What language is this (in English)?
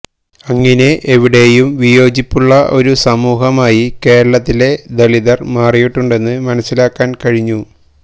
Malayalam